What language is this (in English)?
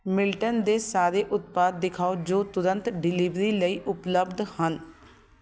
Punjabi